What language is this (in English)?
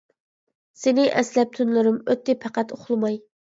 Uyghur